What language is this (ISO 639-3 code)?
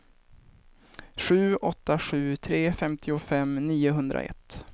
swe